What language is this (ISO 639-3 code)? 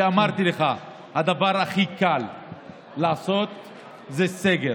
heb